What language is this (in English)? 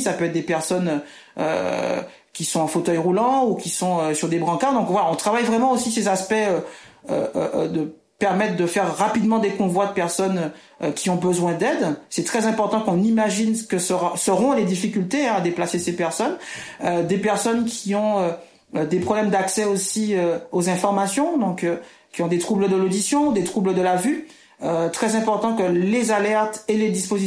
French